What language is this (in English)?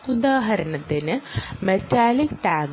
Malayalam